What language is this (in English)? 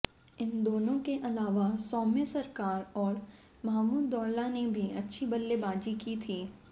Hindi